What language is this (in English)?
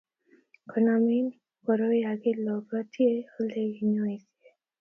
Kalenjin